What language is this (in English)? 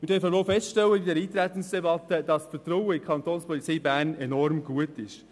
Swiss German